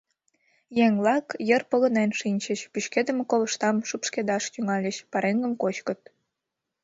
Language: Mari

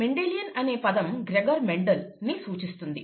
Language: Telugu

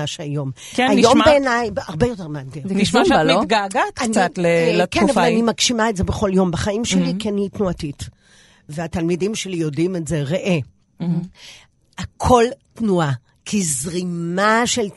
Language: Hebrew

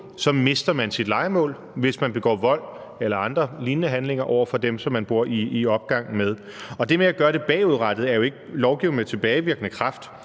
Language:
Danish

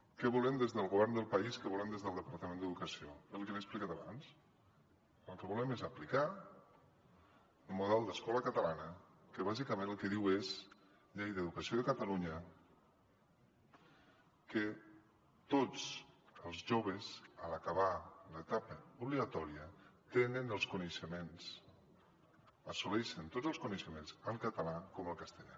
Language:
Catalan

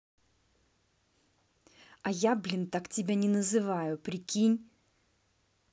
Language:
Russian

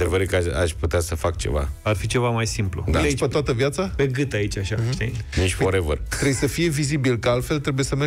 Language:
Romanian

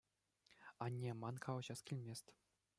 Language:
Chuvash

